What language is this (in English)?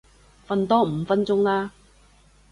Cantonese